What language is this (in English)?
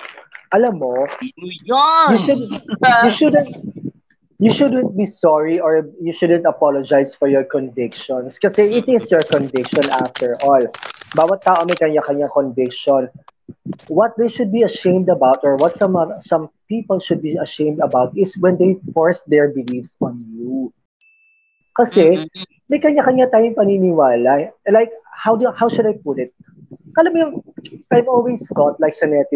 Filipino